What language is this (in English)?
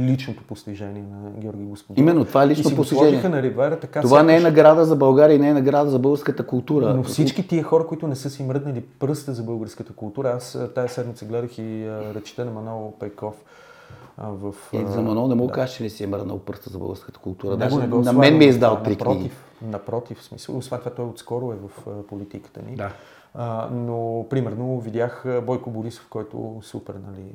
Bulgarian